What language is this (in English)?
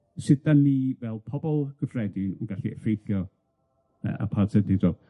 Welsh